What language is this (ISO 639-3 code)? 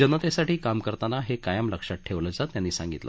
mar